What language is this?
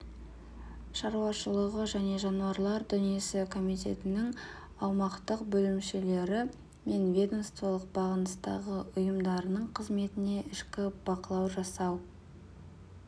Kazakh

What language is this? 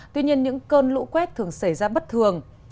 Vietnamese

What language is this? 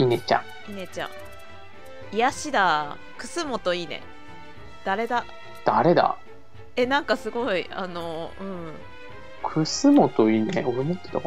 Japanese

